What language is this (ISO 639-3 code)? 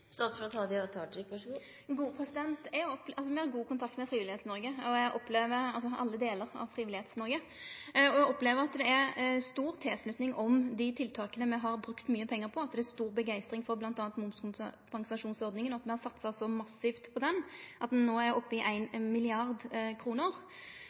nno